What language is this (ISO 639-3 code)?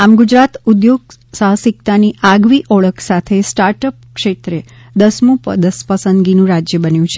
guj